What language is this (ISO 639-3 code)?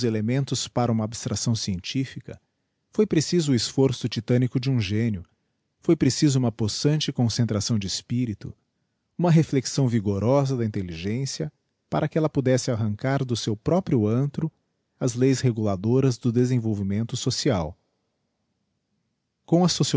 por